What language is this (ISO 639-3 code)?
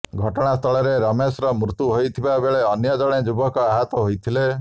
ori